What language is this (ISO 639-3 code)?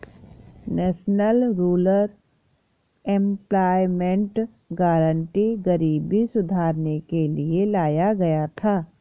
hin